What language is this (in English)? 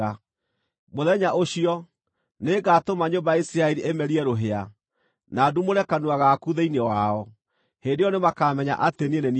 Kikuyu